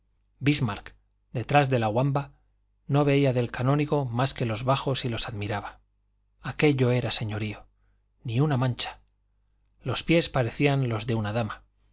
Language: Spanish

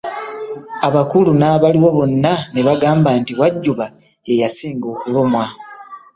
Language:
Ganda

